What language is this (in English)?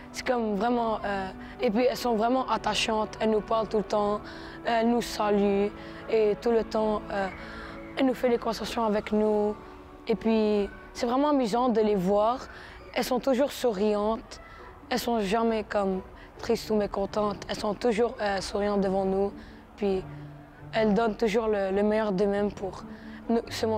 French